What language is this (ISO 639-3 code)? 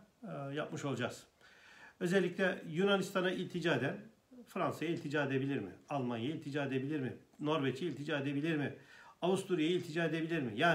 tur